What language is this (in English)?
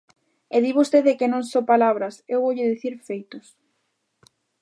Galician